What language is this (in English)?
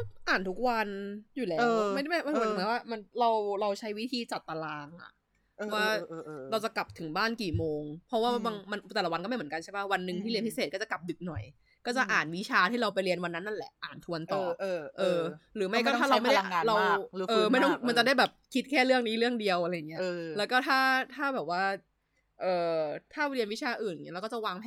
Thai